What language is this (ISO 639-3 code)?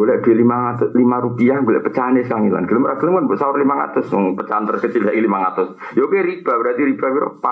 msa